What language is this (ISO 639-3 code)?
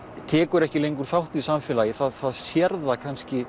isl